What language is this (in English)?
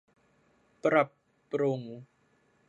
Thai